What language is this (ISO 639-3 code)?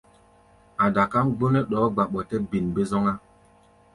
gba